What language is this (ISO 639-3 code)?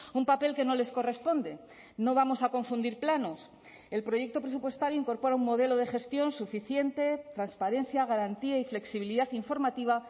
spa